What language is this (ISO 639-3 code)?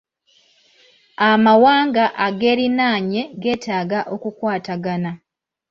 lug